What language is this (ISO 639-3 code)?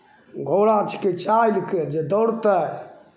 mai